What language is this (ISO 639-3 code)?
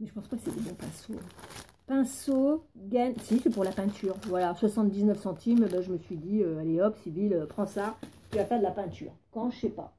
fra